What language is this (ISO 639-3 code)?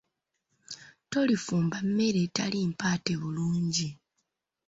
lug